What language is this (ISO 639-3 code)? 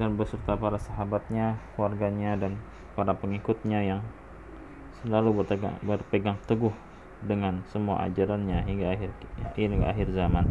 ind